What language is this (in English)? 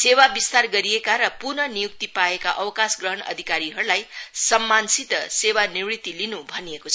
Nepali